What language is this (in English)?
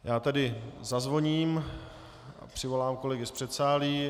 Czech